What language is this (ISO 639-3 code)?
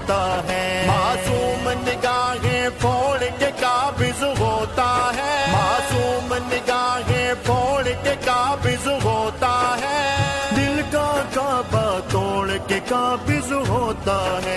urd